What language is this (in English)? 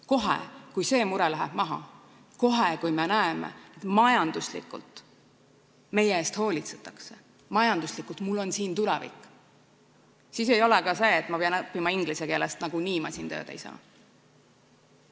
Estonian